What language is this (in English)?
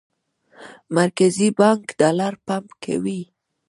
Pashto